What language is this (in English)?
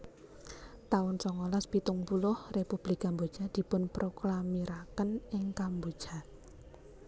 Javanese